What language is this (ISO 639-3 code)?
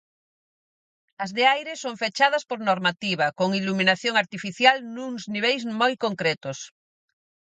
glg